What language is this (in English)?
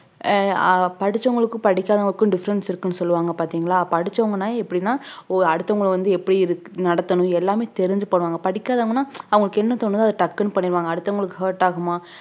Tamil